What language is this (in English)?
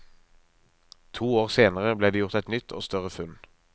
Norwegian